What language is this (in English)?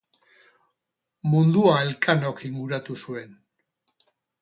Basque